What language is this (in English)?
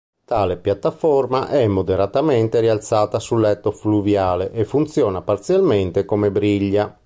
Italian